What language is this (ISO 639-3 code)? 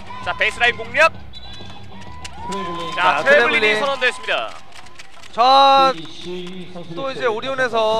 kor